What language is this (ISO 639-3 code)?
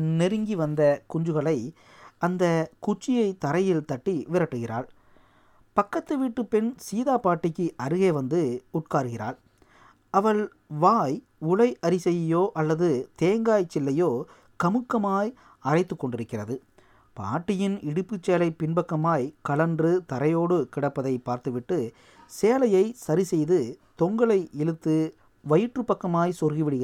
tam